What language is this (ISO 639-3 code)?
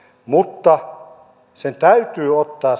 fin